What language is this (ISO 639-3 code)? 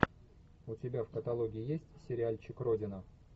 rus